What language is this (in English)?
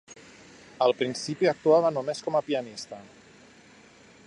Catalan